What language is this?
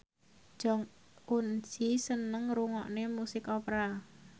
Javanese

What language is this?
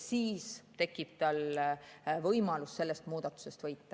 Estonian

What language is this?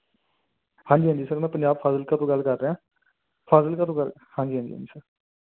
Punjabi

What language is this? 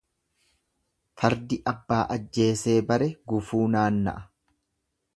Oromo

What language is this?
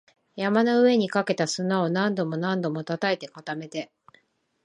Japanese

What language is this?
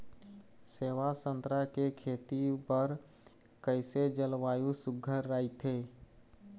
Chhattisgarhi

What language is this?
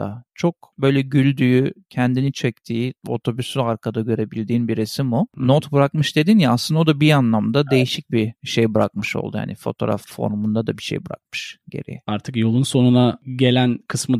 Turkish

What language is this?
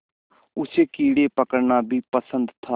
Hindi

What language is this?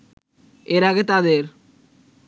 Bangla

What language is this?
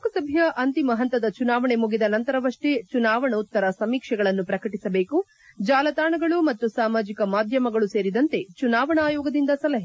Kannada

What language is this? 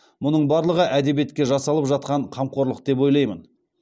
Kazakh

